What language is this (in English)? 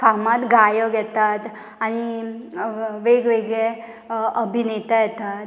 Konkani